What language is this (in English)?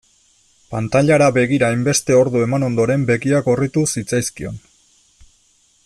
Basque